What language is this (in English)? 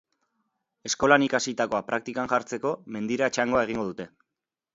Basque